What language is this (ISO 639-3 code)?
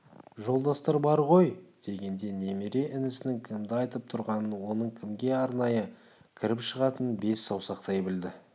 kaz